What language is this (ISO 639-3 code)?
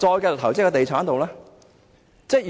yue